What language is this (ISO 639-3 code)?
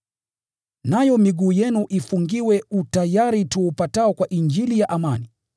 swa